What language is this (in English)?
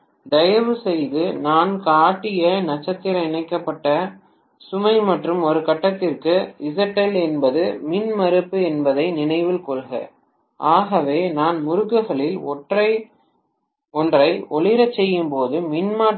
Tamil